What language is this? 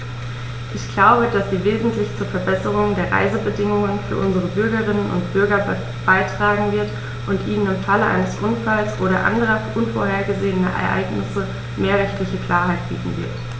German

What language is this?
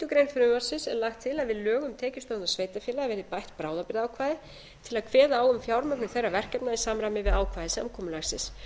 Icelandic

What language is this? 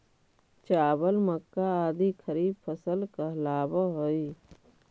Magahi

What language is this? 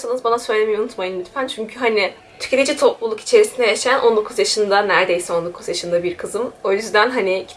Turkish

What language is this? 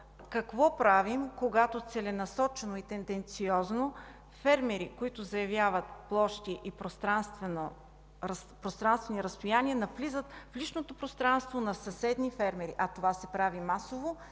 Bulgarian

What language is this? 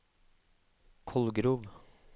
Norwegian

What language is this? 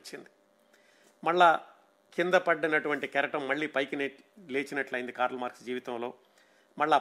Telugu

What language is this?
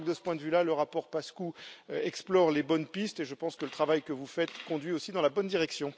French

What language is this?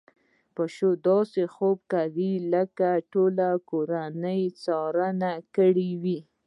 Pashto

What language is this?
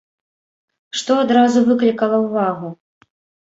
Belarusian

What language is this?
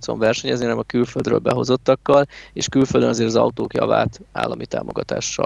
Hungarian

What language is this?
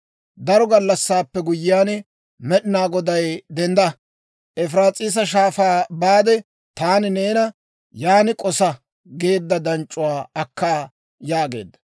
Dawro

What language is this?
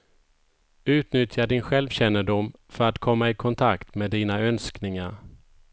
Swedish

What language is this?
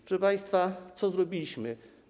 Polish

